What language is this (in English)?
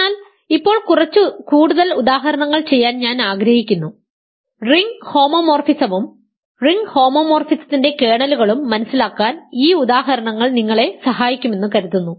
Malayalam